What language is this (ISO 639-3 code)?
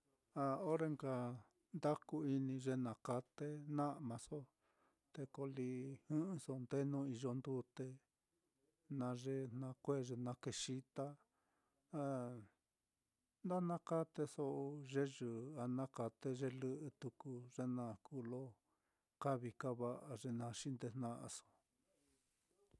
vmm